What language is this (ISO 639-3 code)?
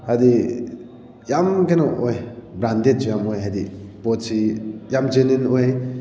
mni